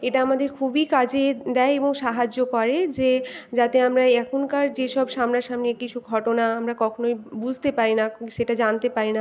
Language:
Bangla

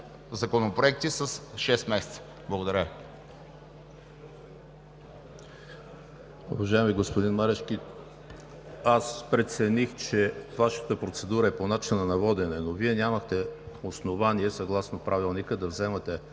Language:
Bulgarian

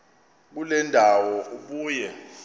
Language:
Xhosa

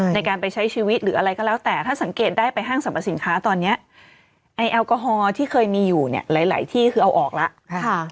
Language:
Thai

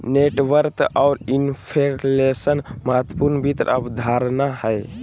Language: Magahi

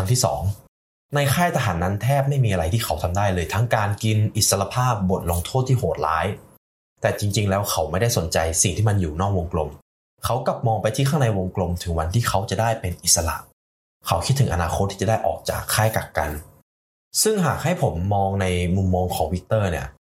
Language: Thai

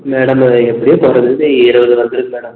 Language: Tamil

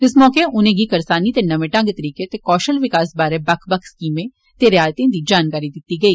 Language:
Dogri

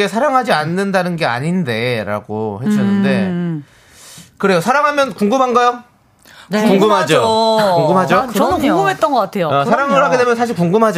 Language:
Korean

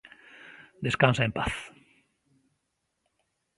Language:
Galician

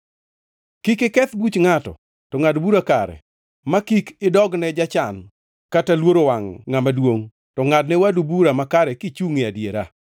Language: Luo (Kenya and Tanzania)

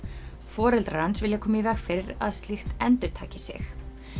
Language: Icelandic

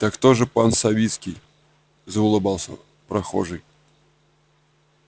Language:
Russian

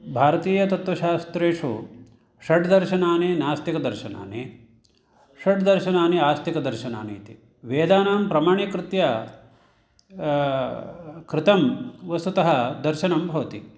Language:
Sanskrit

